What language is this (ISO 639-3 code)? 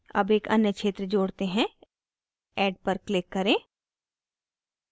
hin